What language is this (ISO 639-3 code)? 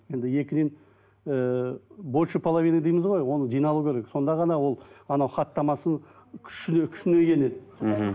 kaz